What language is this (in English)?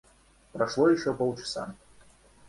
Russian